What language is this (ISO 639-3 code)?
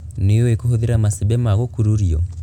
kik